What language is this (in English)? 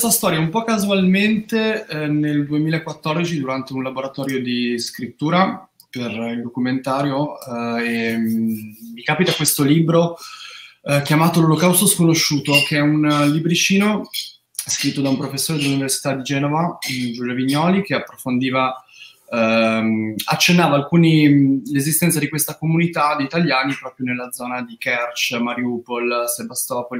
Italian